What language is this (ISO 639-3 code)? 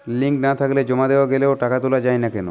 ben